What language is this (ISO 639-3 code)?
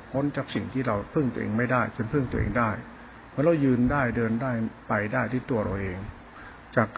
tha